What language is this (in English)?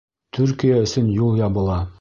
Bashkir